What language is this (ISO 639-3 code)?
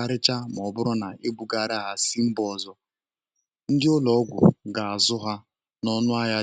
ibo